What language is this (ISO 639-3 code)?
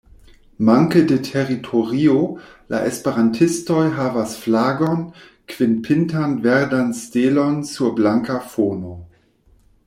epo